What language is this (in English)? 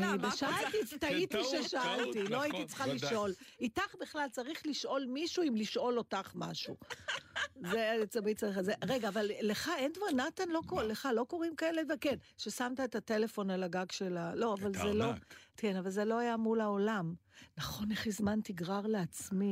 Hebrew